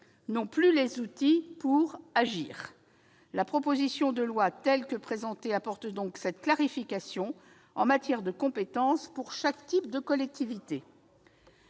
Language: French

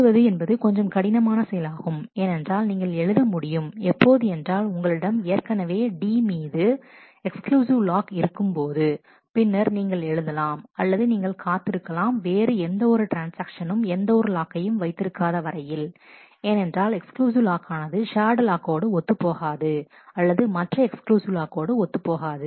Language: Tamil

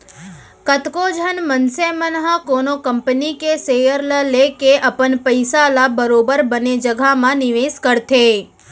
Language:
Chhattisgarhi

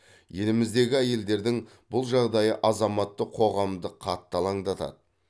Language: Kazakh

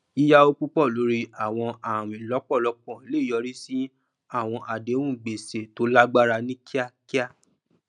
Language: Yoruba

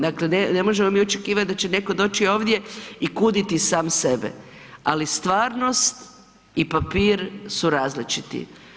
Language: Croatian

